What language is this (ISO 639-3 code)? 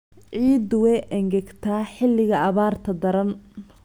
som